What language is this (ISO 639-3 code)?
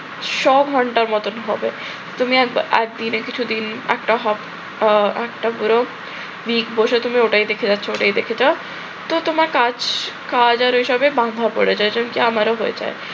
ben